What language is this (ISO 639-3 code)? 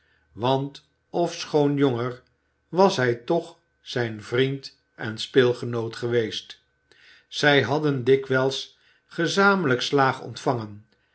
nld